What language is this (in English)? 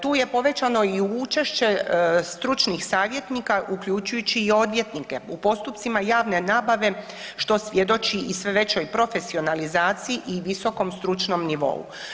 Croatian